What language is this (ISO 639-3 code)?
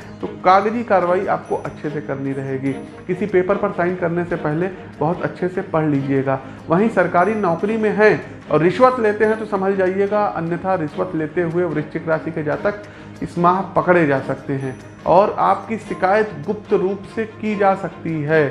hin